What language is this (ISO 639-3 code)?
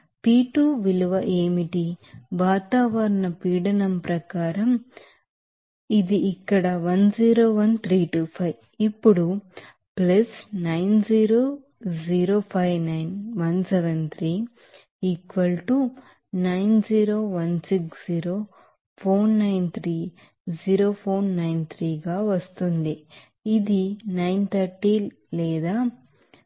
tel